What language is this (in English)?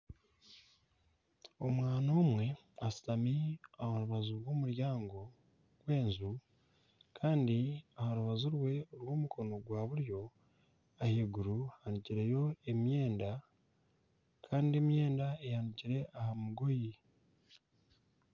Nyankole